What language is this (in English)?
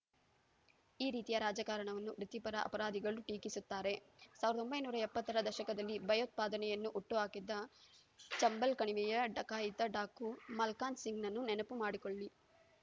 Kannada